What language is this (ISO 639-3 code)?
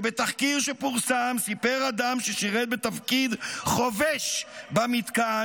heb